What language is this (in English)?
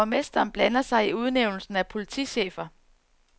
Danish